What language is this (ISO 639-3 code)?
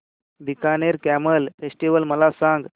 mar